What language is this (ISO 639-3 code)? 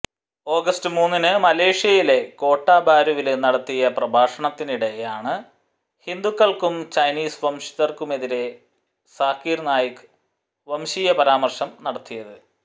mal